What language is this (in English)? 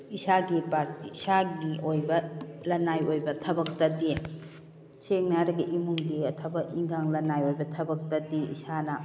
Manipuri